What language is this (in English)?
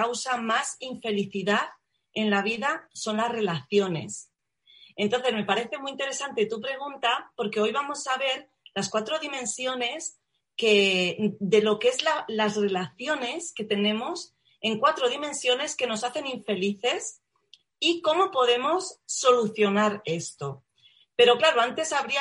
Spanish